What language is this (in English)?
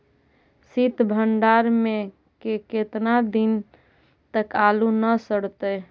Magahi